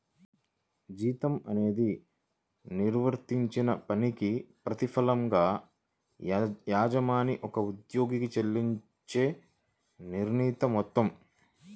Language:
Telugu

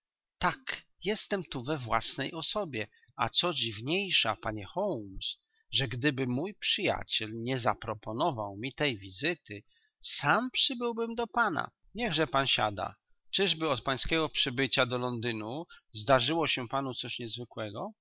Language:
Polish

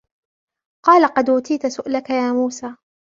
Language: Arabic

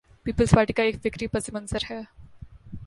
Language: Urdu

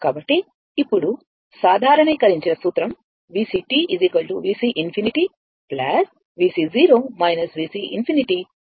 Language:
Telugu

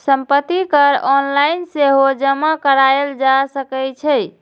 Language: Maithili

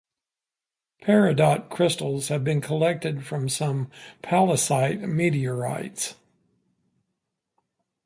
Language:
English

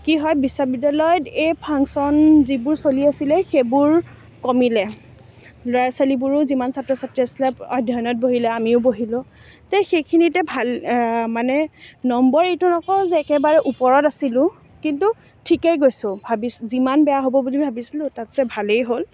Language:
Assamese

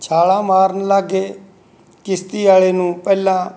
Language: Punjabi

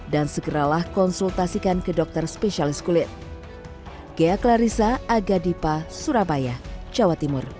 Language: Indonesian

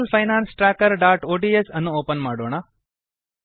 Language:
Kannada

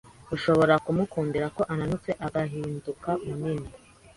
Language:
Kinyarwanda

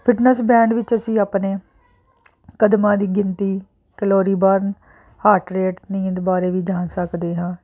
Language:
Punjabi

